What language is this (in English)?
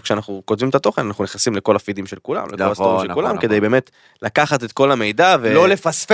Hebrew